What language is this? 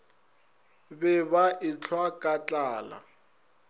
Northern Sotho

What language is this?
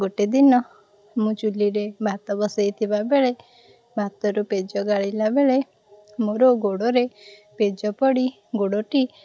Odia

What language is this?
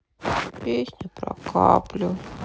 Russian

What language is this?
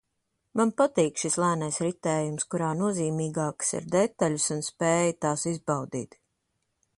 Latvian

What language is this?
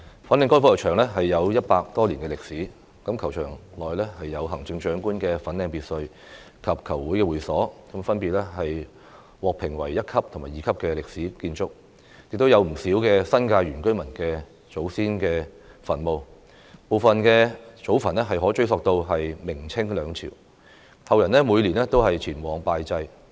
Cantonese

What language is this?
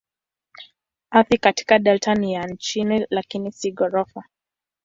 Swahili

